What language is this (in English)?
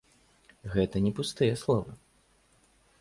Belarusian